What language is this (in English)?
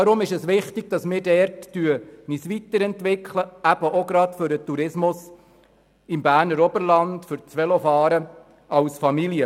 Swiss German